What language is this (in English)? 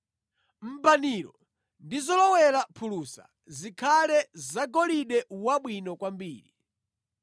Nyanja